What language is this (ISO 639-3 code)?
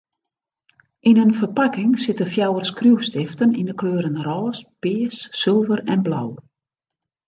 fry